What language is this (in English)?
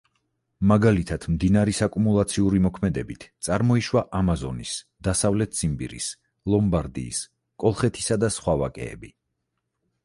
Georgian